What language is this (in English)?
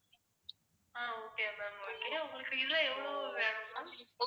Tamil